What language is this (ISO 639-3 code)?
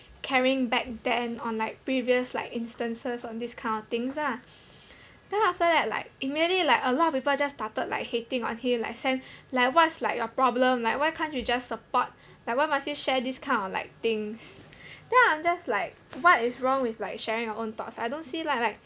eng